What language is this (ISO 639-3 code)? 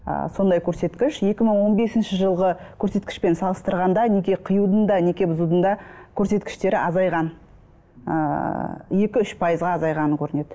kaz